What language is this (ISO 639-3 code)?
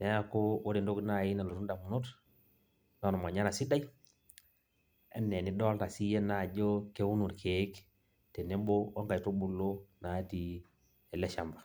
mas